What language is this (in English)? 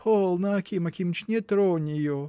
Russian